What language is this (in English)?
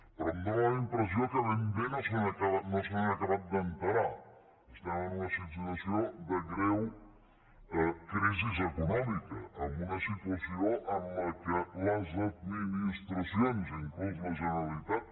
Catalan